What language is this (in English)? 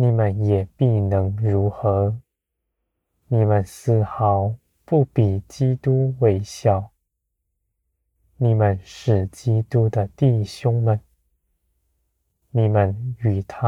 Chinese